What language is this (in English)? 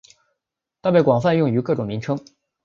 Chinese